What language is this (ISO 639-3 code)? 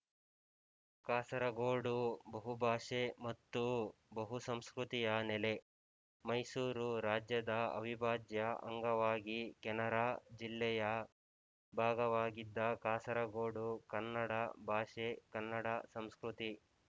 kan